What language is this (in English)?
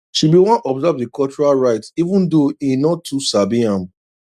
Nigerian Pidgin